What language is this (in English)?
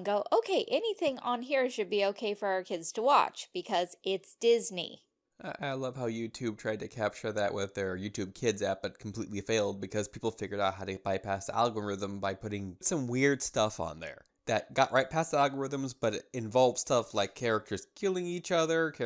English